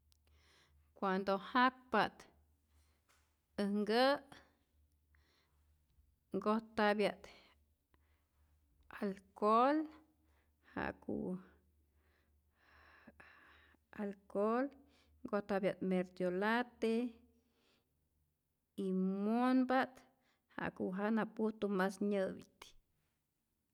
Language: Rayón Zoque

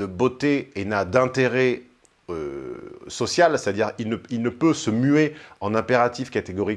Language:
French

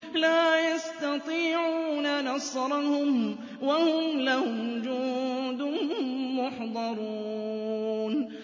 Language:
Arabic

